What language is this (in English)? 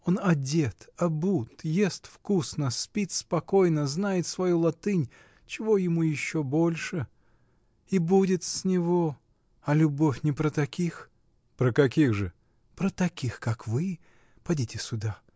Russian